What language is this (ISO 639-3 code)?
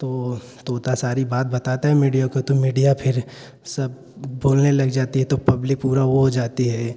hin